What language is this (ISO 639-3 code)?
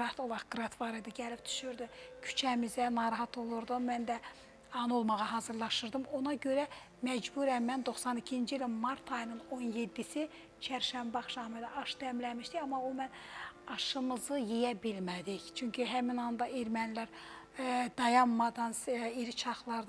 tur